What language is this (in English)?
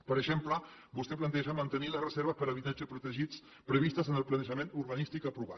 Catalan